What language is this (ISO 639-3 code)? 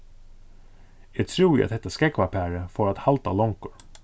fao